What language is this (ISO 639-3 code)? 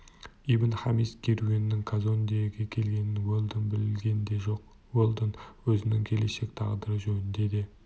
kaz